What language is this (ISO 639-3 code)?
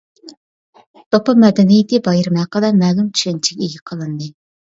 uig